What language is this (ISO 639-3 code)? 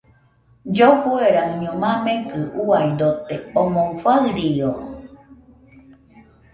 hux